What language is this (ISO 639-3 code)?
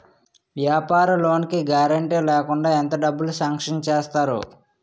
tel